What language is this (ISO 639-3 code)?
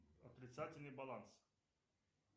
rus